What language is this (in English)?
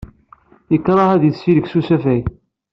Kabyle